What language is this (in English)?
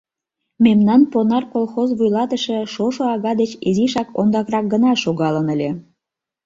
Mari